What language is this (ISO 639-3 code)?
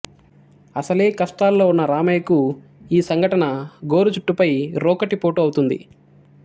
tel